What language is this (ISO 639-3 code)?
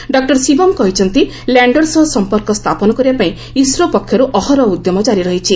ori